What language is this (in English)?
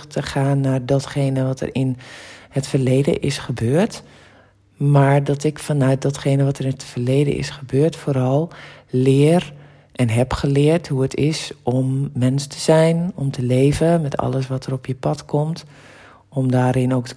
Dutch